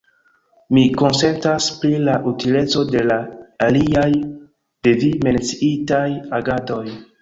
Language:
Esperanto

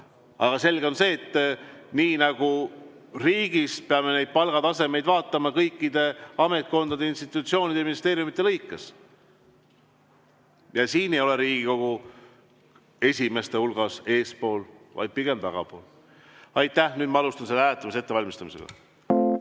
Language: Estonian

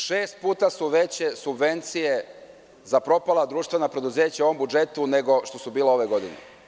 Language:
Serbian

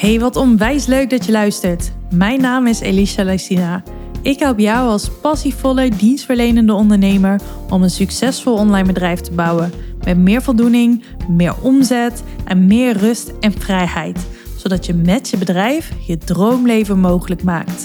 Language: Dutch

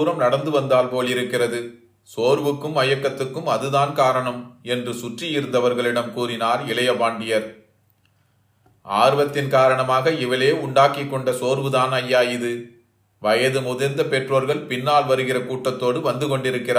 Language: Tamil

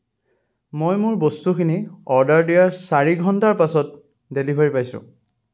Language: Assamese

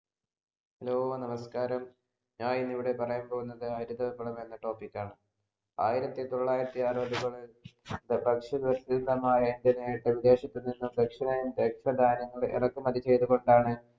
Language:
Malayalam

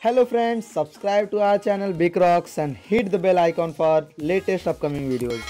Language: Hindi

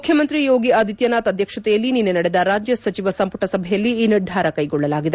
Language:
Kannada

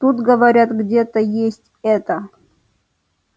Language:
Russian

